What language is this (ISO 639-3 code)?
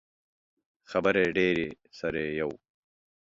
pus